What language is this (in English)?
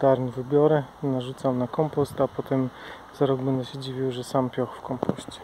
Polish